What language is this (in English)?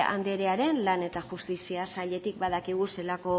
Basque